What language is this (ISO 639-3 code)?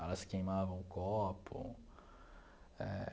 por